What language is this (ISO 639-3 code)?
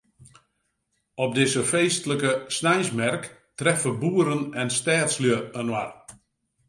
fry